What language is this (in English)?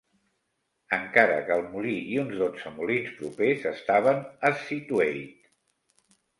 Catalan